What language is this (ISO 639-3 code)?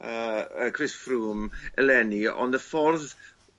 cym